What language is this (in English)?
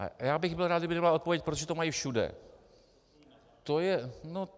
Czech